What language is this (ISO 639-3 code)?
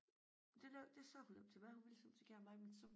dan